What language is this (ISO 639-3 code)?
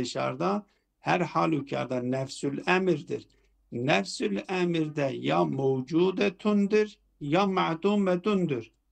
tur